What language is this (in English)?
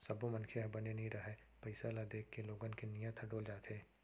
Chhattisgarhi